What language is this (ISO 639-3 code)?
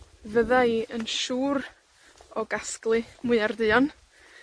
cym